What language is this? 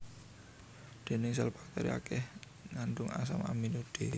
Javanese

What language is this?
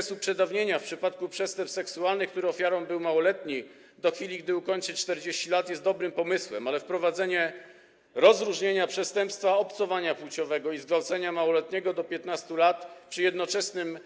Polish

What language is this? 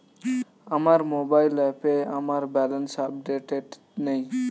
Bangla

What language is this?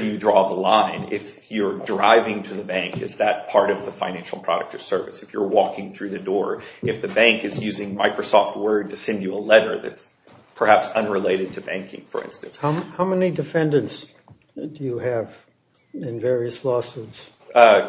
English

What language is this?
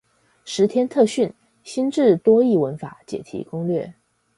Chinese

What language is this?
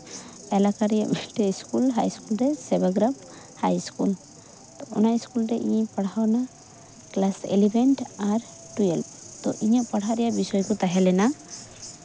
Santali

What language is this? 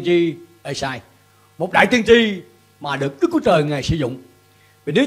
Vietnamese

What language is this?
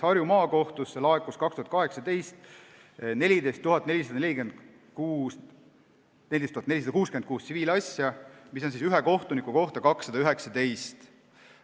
Estonian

